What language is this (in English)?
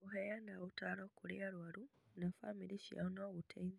Kikuyu